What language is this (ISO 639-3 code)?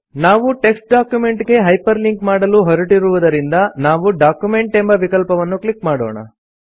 kan